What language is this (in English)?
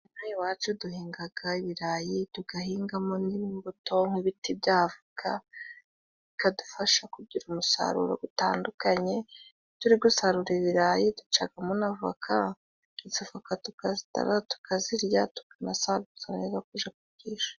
Kinyarwanda